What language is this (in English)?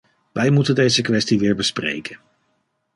Dutch